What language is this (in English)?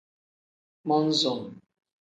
Tem